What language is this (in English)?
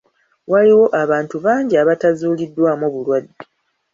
Ganda